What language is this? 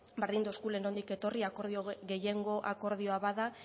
Basque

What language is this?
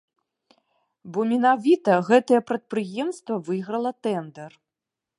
Belarusian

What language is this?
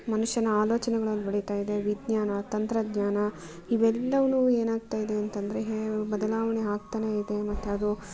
Kannada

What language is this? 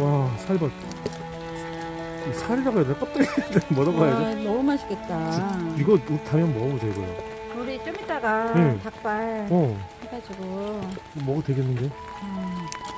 Korean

